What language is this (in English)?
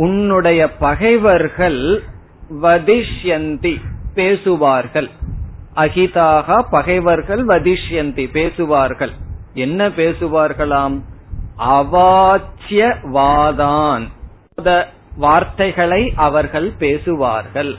Tamil